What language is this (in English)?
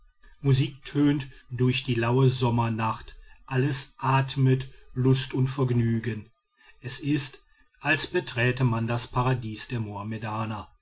German